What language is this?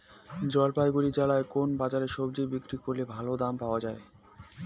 Bangla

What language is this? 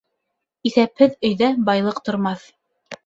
Bashkir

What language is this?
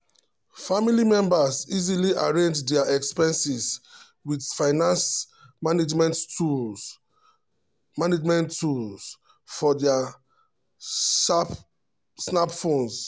Nigerian Pidgin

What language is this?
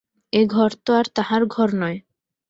Bangla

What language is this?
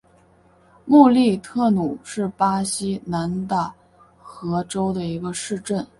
Chinese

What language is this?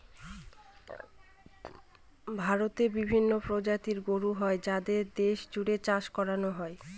Bangla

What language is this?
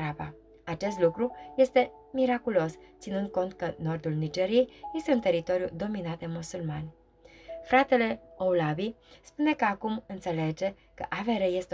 Romanian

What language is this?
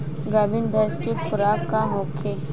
Bhojpuri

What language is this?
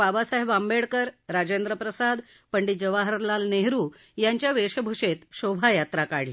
Marathi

